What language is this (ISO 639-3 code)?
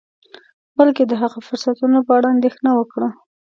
pus